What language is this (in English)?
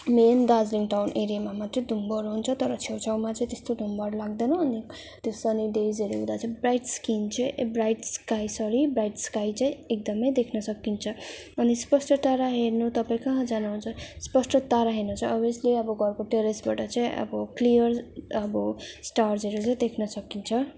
Nepali